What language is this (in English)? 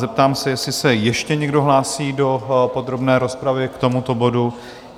Czech